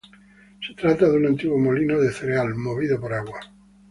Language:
Spanish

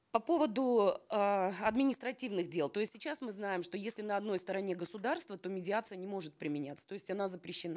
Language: Kazakh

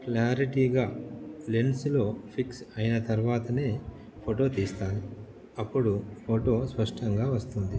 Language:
Telugu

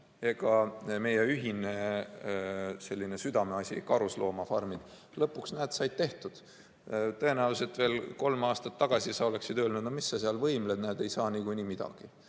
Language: Estonian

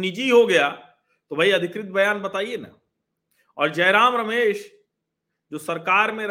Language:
Hindi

